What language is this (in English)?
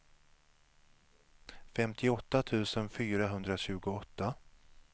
Swedish